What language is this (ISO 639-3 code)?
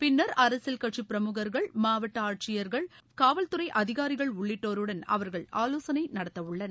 tam